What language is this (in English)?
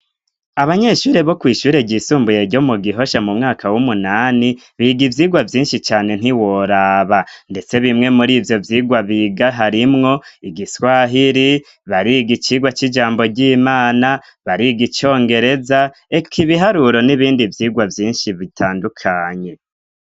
Rundi